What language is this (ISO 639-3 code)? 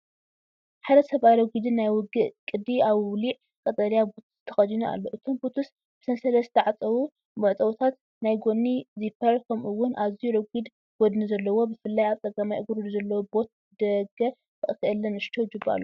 tir